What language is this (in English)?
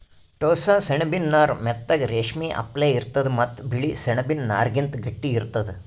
Kannada